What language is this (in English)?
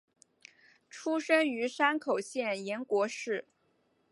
Chinese